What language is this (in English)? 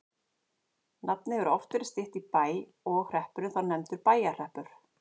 Icelandic